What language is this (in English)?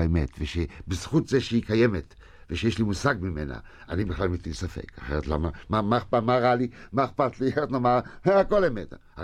Hebrew